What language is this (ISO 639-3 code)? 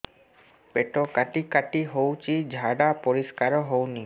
ori